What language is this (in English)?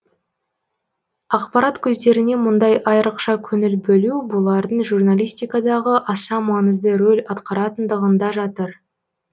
Kazakh